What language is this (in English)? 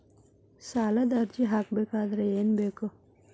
Kannada